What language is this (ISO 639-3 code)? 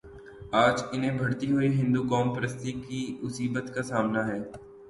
urd